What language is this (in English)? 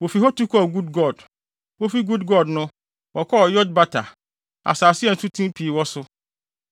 Akan